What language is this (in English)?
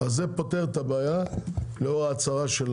Hebrew